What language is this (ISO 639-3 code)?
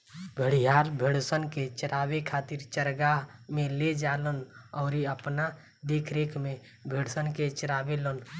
bho